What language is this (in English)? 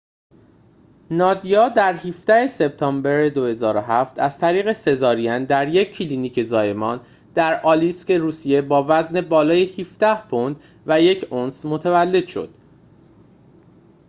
Persian